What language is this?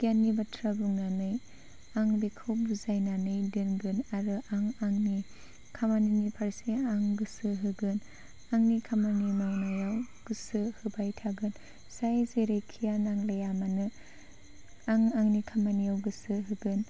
Bodo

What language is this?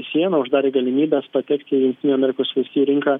Lithuanian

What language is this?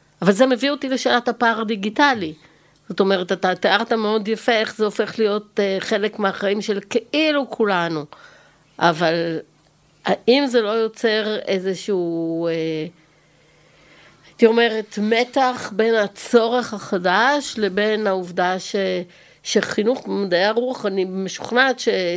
Hebrew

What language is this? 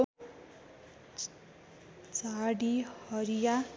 Nepali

